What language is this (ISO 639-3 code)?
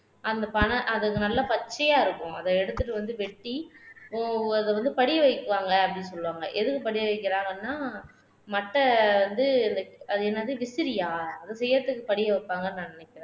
tam